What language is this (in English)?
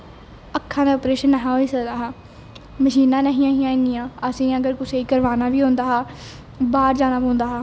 Dogri